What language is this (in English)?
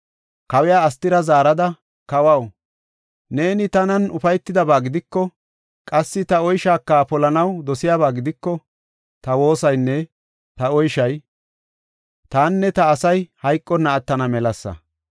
Gofa